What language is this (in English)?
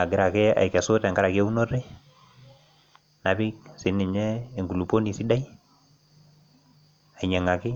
Masai